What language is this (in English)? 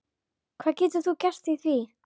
Icelandic